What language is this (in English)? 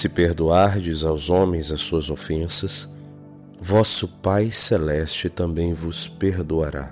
Portuguese